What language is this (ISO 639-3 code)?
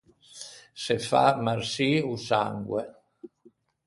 lij